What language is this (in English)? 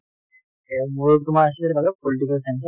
Assamese